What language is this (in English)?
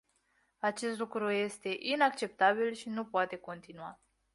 Romanian